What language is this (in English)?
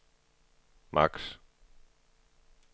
Danish